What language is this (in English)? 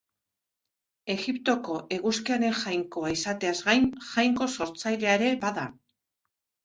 Basque